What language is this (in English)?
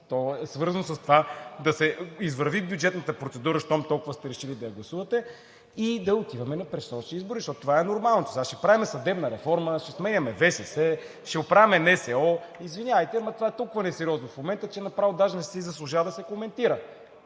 Bulgarian